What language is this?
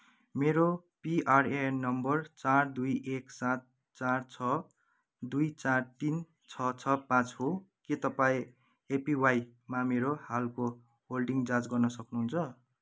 Nepali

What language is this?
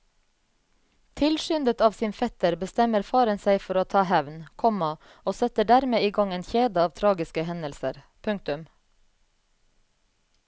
Norwegian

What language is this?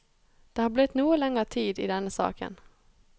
Norwegian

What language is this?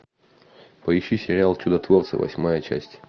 Russian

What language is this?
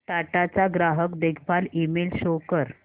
Marathi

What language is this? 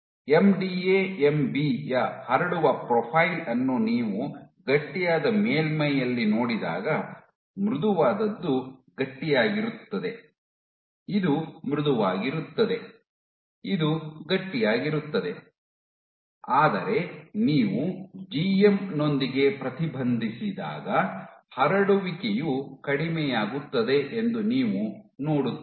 Kannada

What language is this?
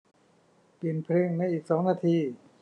Thai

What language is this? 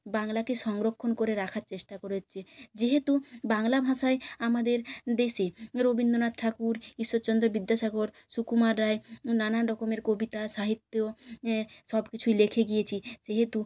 Bangla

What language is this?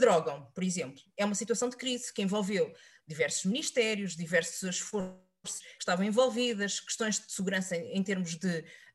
Portuguese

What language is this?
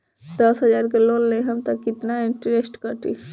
Bhojpuri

